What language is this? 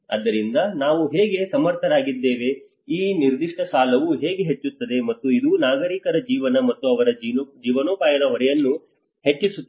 Kannada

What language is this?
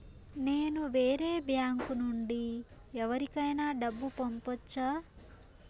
Telugu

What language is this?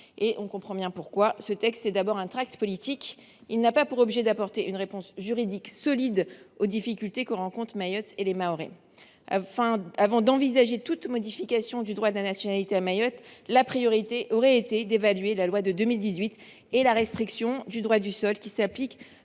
French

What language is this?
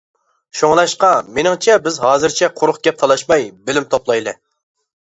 Uyghur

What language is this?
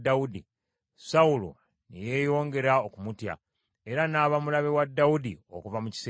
Ganda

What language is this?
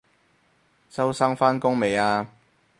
Cantonese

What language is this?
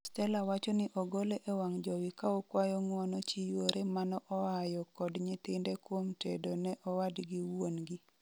Luo (Kenya and Tanzania)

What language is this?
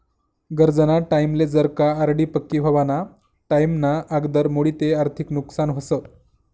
Marathi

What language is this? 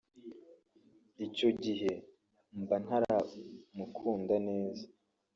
Kinyarwanda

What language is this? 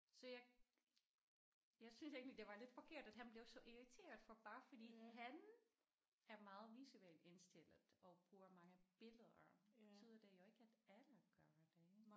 Danish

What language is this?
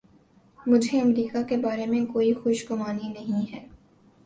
Urdu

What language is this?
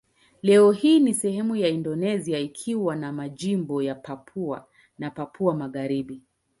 Swahili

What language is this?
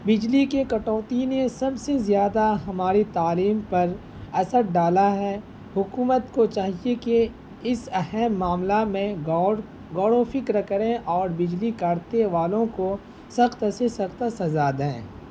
Urdu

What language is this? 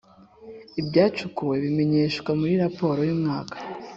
Kinyarwanda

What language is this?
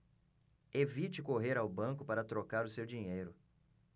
Portuguese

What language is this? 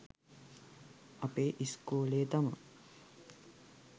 Sinhala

